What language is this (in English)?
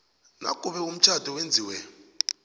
South Ndebele